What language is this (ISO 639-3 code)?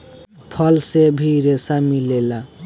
bho